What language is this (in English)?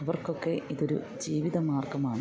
Malayalam